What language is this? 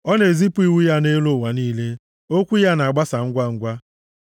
Igbo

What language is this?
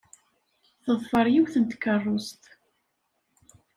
Kabyle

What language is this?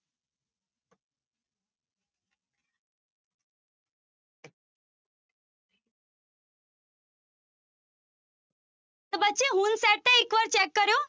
Punjabi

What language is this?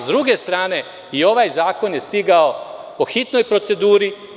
Serbian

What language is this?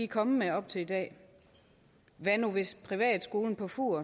Danish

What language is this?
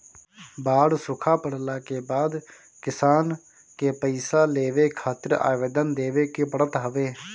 Bhojpuri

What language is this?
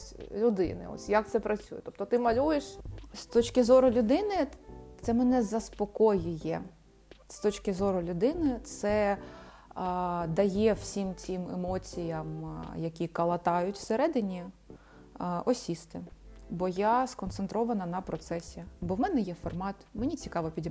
Ukrainian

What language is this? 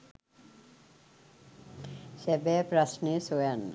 Sinhala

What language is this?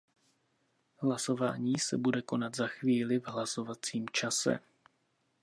Czech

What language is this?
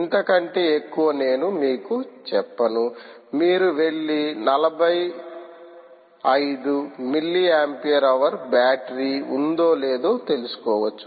Telugu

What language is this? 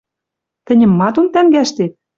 Western Mari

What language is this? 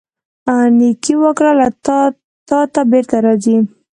Pashto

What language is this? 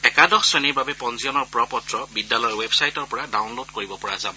Assamese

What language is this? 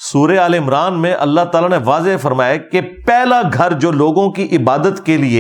Urdu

